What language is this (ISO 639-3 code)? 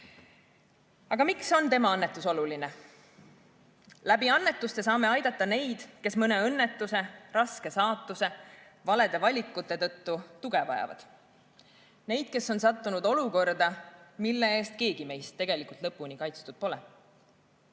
est